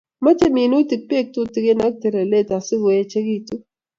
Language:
Kalenjin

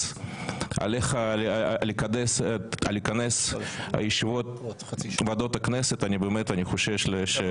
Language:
Hebrew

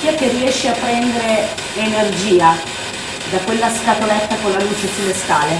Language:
Italian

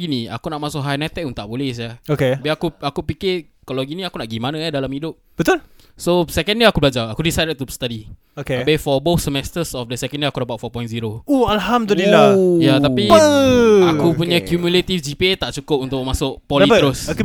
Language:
Malay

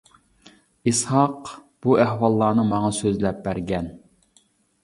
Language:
Uyghur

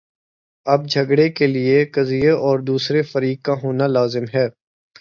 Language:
Urdu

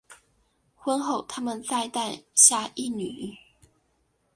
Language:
Chinese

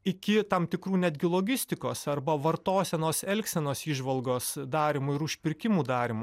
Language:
Lithuanian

